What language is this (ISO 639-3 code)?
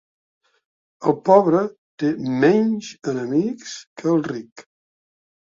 cat